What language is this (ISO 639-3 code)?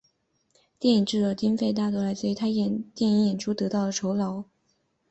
zho